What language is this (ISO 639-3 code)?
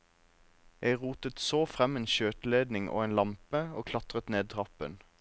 nor